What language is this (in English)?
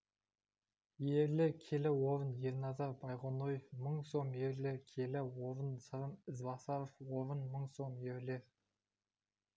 Kazakh